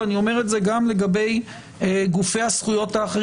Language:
Hebrew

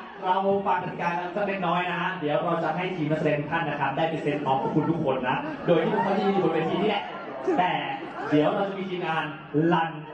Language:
Thai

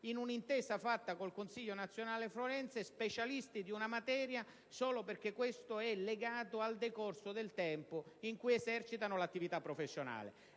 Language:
Italian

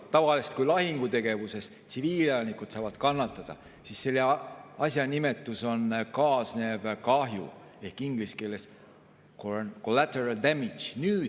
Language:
Estonian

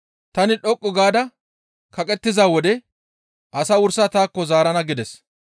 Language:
Gamo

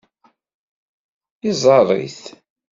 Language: Kabyle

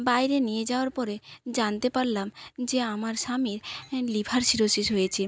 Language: Bangla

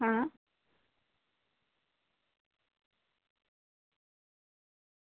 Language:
Gujarati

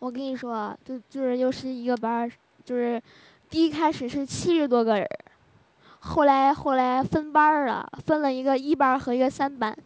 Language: Chinese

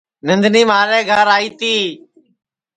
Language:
Sansi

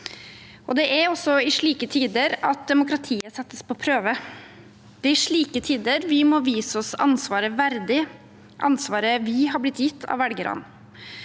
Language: Norwegian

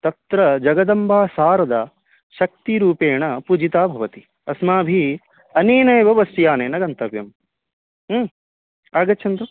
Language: Sanskrit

